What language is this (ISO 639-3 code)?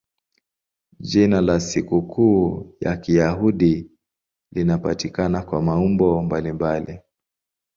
swa